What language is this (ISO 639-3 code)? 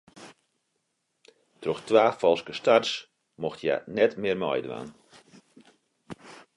fry